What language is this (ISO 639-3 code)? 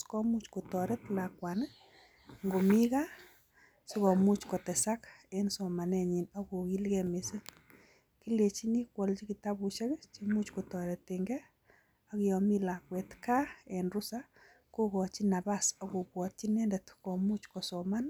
kln